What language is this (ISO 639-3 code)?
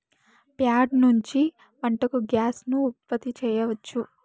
tel